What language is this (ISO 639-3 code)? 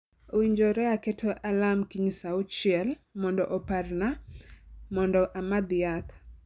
luo